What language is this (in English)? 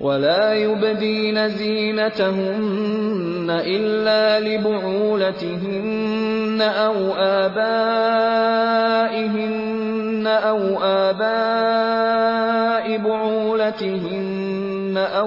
Urdu